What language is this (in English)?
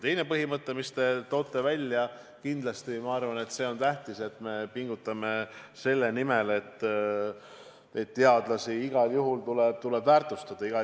Estonian